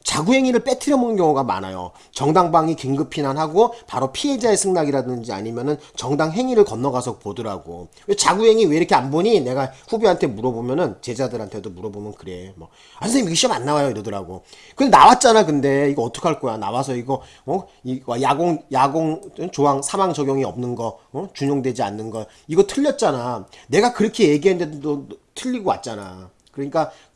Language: Korean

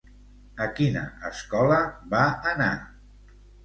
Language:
Catalan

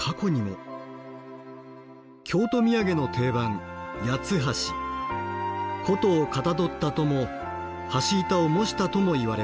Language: Japanese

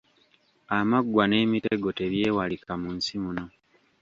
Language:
Ganda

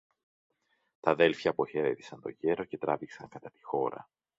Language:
Greek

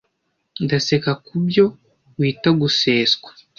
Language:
Kinyarwanda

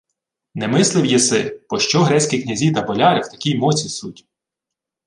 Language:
Ukrainian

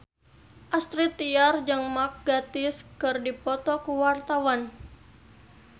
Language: Sundanese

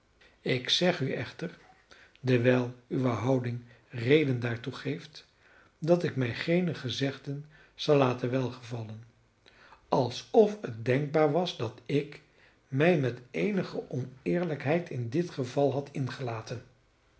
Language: Dutch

